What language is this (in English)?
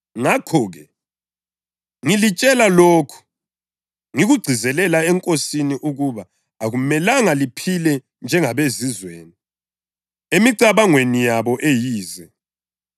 North Ndebele